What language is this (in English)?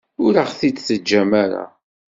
Kabyle